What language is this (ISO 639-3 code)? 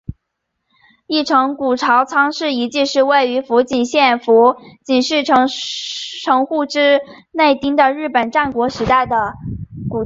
zho